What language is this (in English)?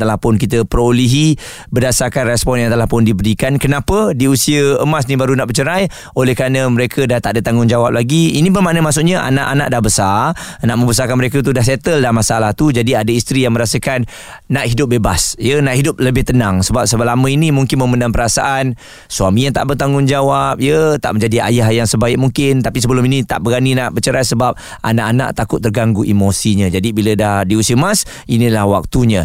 Malay